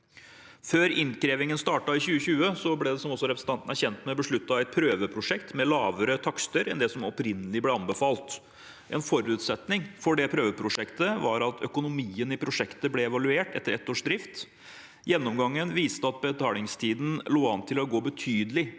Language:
Norwegian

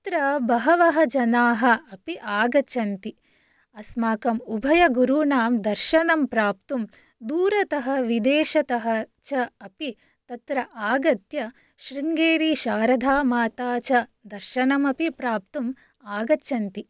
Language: Sanskrit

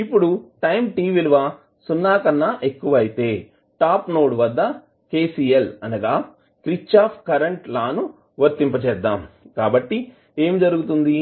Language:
Telugu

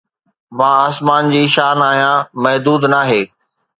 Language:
Sindhi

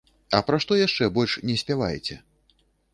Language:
Belarusian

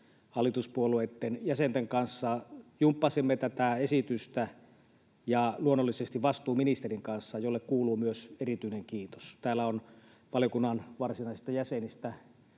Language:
Finnish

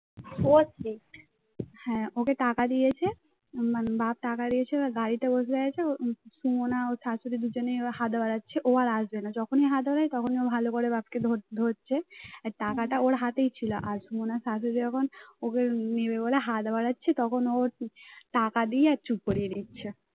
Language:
Bangla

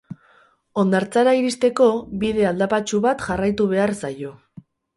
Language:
Basque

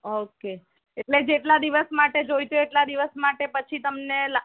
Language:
Gujarati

